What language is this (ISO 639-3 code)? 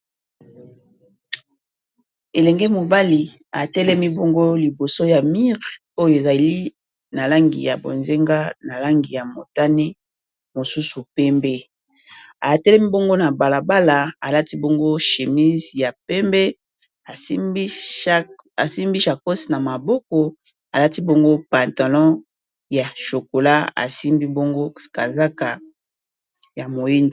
lin